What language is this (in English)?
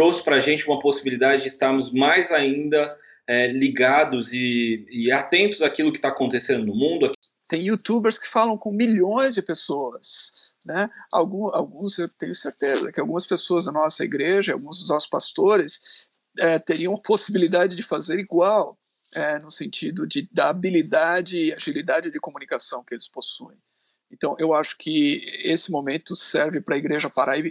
Portuguese